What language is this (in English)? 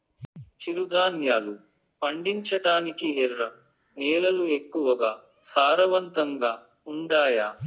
Telugu